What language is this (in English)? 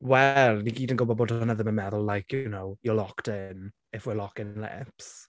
Welsh